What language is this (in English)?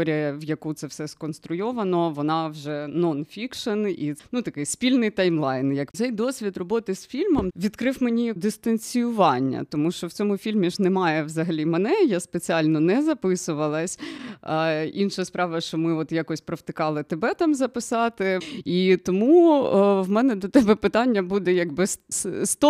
Ukrainian